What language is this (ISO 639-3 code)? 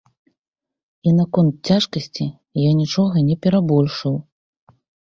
bel